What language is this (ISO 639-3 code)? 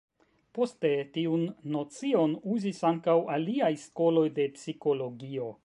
epo